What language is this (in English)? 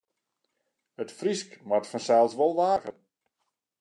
Western Frisian